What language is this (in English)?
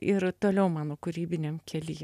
Lithuanian